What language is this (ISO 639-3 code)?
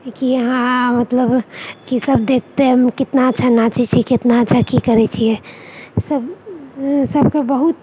mai